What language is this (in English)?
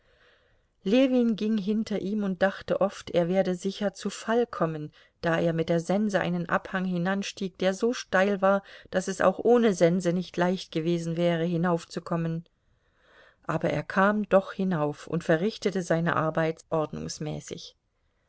German